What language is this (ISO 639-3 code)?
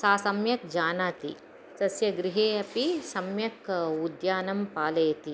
san